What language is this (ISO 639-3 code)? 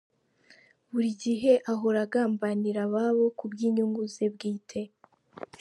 kin